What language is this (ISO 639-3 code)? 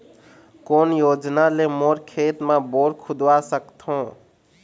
hne